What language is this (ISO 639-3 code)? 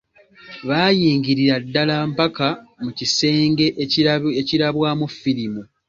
lug